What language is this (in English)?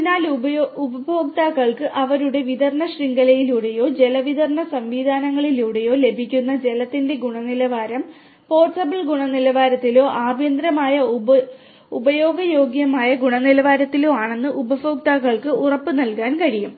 Malayalam